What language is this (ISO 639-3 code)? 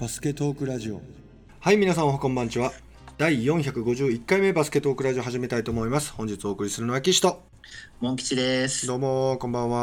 jpn